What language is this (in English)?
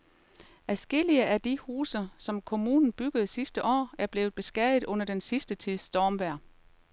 Danish